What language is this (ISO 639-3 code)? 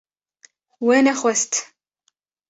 kur